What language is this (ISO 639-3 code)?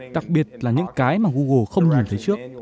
vie